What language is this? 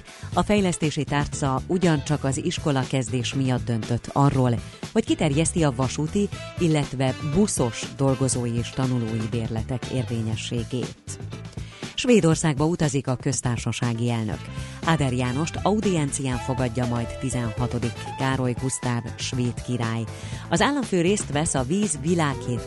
Hungarian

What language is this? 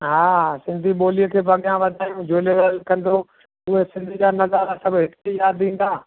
Sindhi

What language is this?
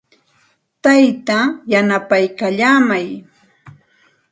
Santa Ana de Tusi Pasco Quechua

